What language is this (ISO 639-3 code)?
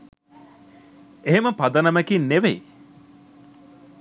sin